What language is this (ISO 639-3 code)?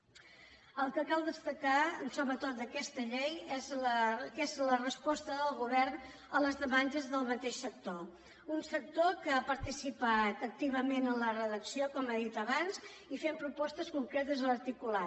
cat